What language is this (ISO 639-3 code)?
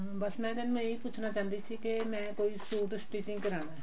pan